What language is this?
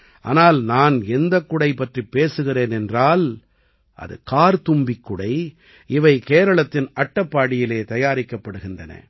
Tamil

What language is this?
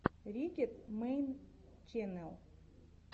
Russian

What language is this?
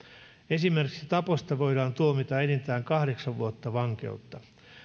Finnish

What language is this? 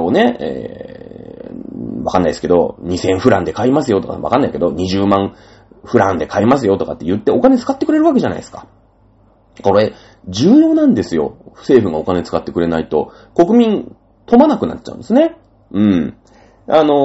Japanese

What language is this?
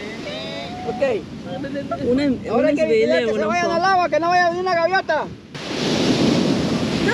Italian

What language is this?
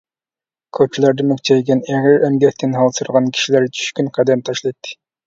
Uyghur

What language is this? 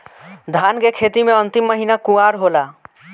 Bhojpuri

